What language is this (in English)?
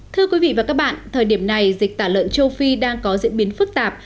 Vietnamese